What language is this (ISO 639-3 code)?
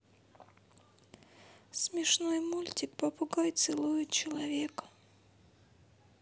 rus